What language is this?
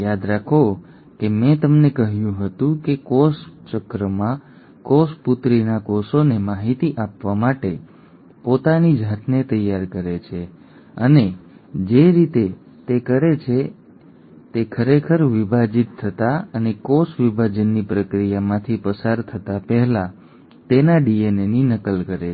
Gujarati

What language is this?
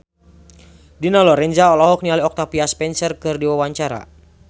Sundanese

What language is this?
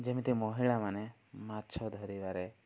Odia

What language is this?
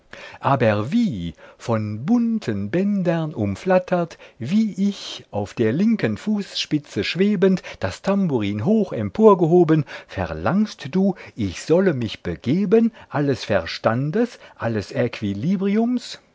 German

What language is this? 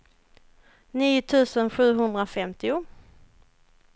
Swedish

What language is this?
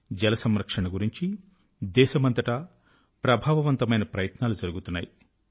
Telugu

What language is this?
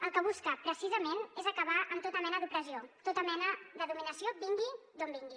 Catalan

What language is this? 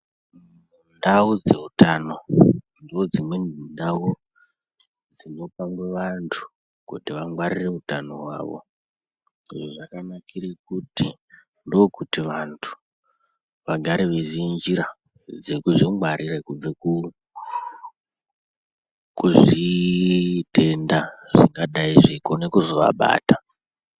Ndau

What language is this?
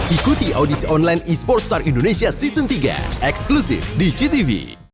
Indonesian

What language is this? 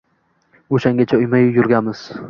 Uzbek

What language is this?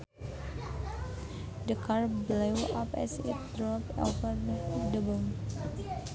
Sundanese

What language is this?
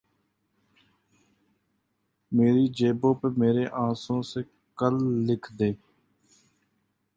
Urdu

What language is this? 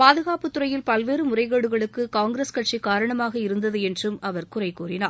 Tamil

